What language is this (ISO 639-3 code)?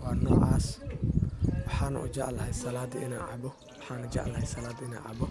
som